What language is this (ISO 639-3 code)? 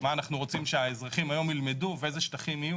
heb